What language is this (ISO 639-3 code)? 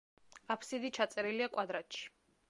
kat